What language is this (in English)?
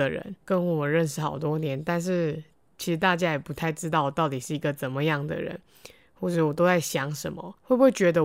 Chinese